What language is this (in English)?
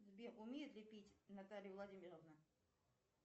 Russian